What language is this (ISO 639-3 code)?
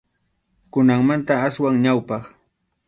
qxu